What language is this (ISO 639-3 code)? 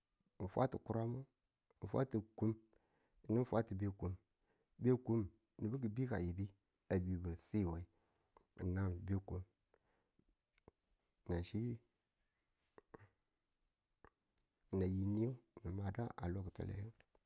tul